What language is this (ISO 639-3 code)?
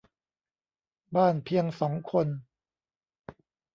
tha